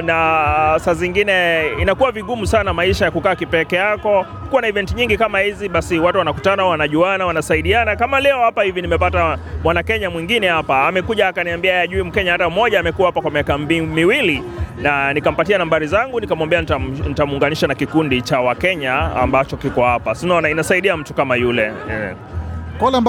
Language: Swahili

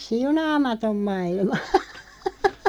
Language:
Finnish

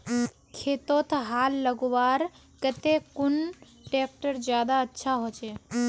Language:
Magahi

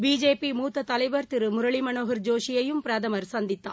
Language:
Tamil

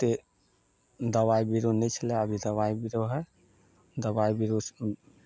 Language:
Maithili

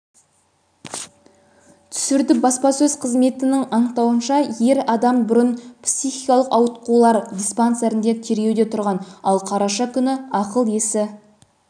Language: Kazakh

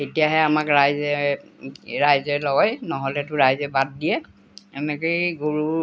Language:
Assamese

